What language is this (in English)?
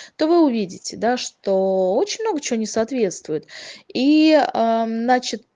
Russian